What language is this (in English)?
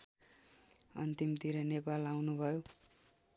Nepali